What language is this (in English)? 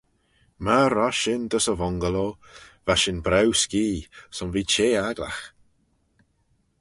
Manx